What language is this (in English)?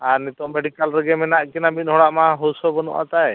Santali